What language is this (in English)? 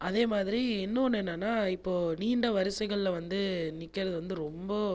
Tamil